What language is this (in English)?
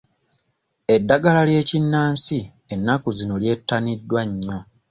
Ganda